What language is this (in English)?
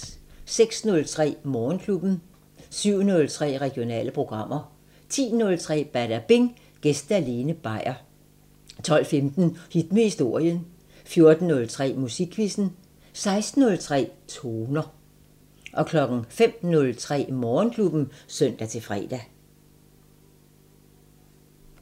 Danish